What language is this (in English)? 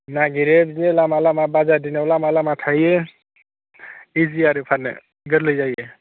Bodo